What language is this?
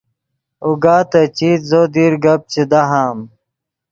Yidgha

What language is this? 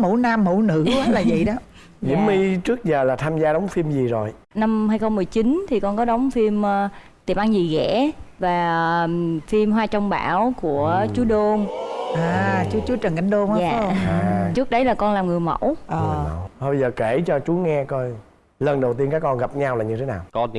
Vietnamese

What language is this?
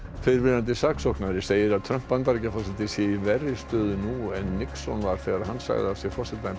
Icelandic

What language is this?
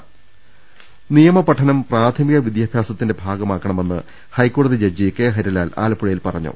Malayalam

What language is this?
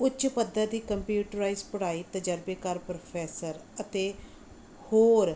Punjabi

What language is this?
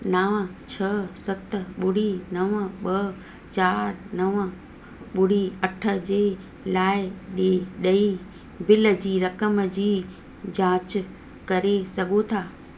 Sindhi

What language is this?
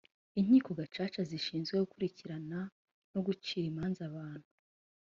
Kinyarwanda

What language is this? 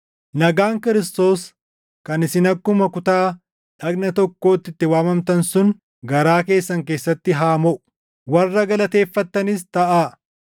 Oromo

